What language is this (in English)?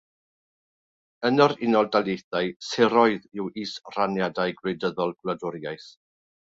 Welsh